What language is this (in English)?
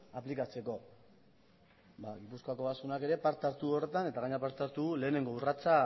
Basque